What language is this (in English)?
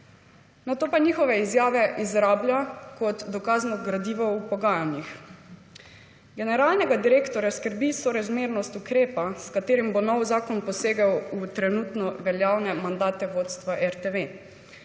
Slovenian